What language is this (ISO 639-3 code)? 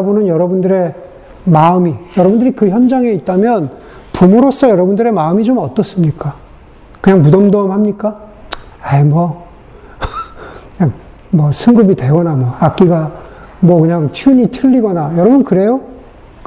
kor